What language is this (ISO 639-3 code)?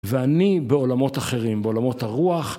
heb